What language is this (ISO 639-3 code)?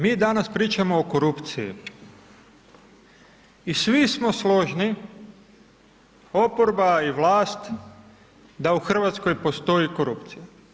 hrv